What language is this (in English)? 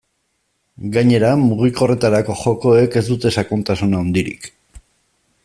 Basque